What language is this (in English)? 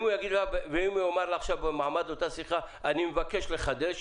Hebrew